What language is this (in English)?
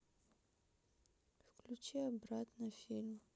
Russian